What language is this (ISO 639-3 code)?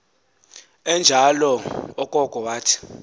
xho